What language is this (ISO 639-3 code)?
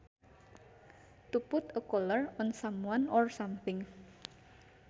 sun